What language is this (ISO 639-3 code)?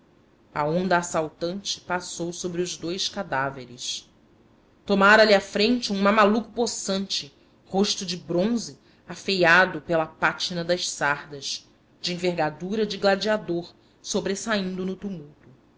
por